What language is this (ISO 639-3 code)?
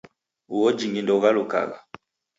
dav